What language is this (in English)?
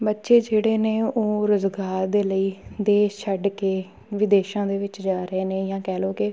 Punjabi